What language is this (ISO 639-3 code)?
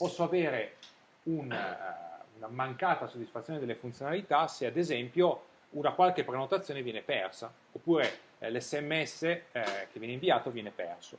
ita